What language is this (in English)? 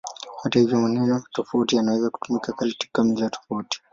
Swahili